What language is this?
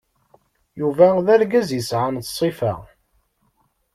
Kabyle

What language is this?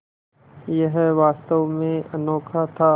Hindi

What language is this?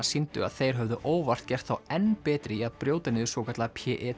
Icelandic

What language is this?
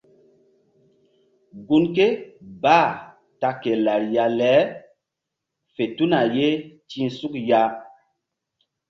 Mbum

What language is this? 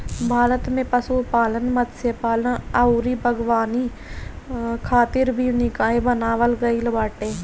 Bhojpuri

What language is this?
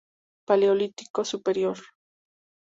Spanish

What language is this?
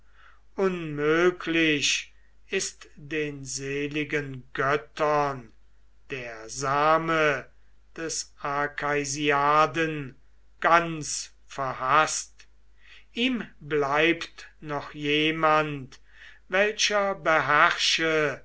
German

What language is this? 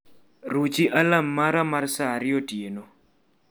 Luo (Kenya and Tanzania)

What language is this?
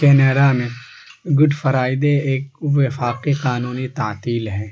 Urdu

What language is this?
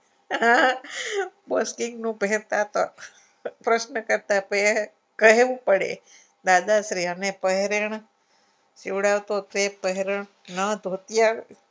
Gujarati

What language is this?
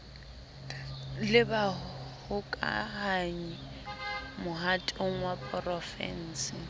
Southern Sotho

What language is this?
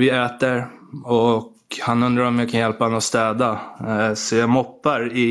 Swedish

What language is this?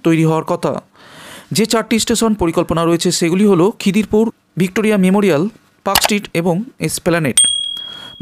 Turkish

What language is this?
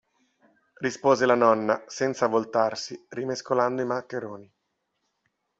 Italian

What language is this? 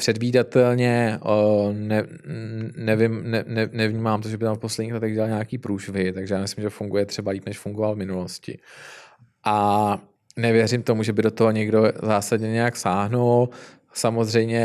Czech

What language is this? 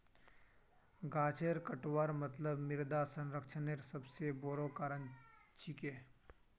Magahi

